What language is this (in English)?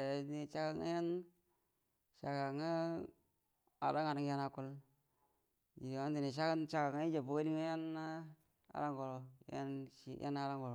Buduma